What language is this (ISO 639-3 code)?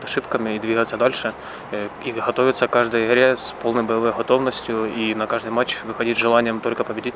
rus